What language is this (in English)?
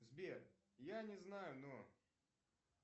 Russian